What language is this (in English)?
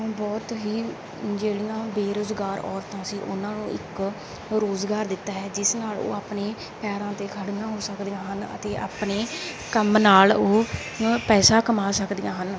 Punjabi